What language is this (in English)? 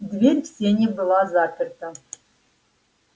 Russian